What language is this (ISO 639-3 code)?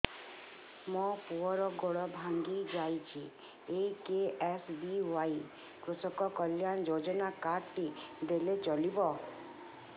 ori